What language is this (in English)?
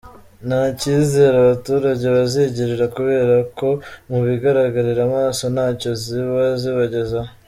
Kinyarwanda